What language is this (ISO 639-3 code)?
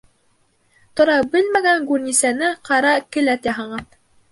bak